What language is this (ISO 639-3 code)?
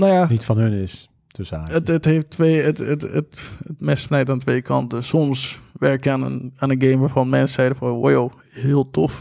nld